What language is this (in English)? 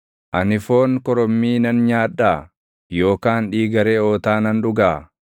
Oromo